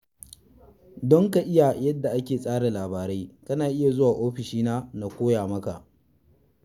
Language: Hausa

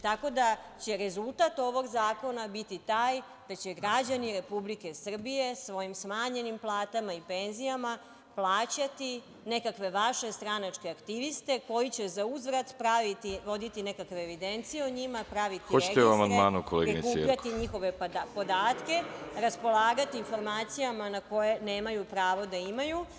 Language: Serbian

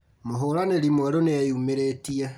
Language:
Kikuyu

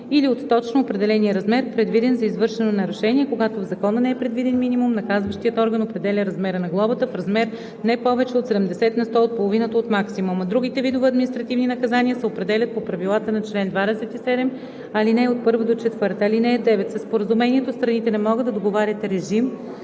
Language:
Bulgarian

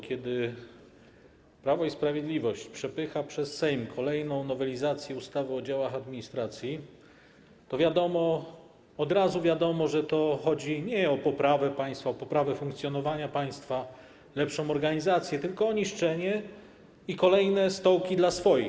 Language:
Polish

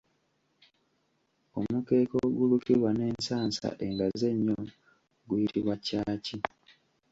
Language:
Ganda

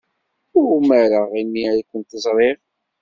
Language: Kabyle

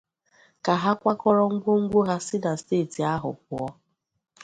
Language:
Igbo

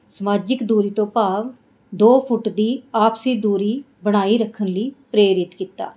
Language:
Punjabi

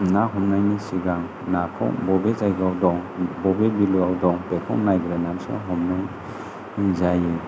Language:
Bodo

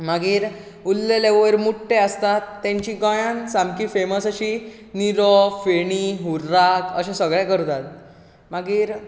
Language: Konkani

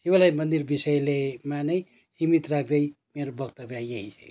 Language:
Nepali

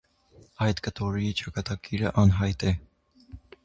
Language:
Armenian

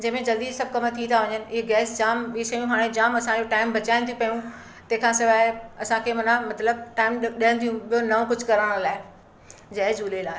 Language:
Sindhi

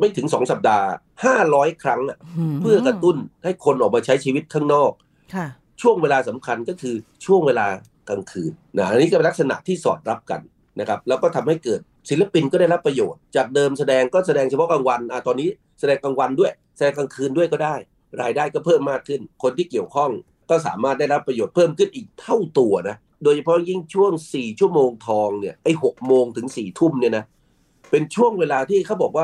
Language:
Thai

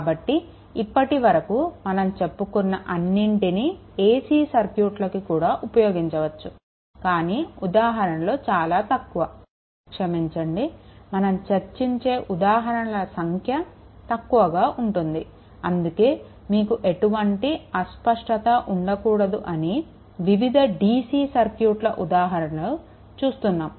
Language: Telugu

